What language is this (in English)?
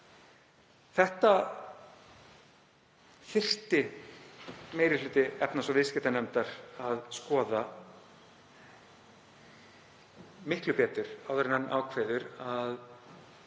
Icelandic